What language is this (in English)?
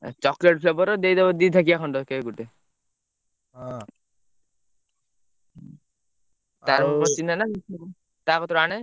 Odia